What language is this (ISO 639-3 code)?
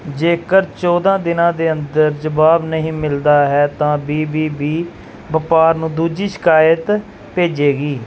pan